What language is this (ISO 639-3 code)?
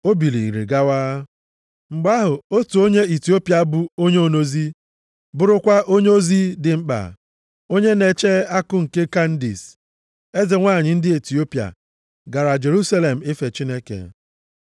ibo